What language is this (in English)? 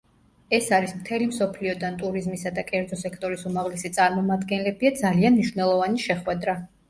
Georgian